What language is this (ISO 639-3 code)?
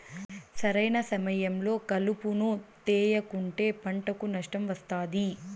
tel